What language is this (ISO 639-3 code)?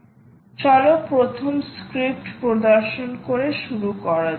ben